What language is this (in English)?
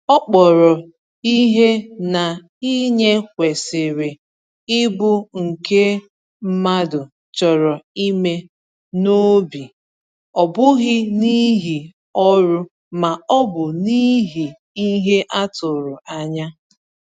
Igbo